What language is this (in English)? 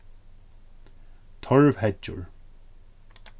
Faroese